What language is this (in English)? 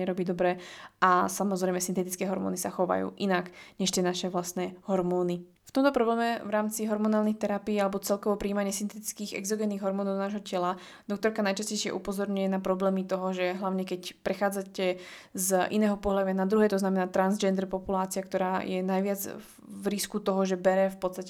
Slovak